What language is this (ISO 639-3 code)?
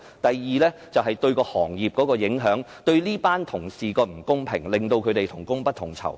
yue